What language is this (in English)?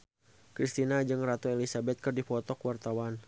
Sundanese